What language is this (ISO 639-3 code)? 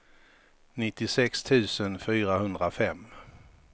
swe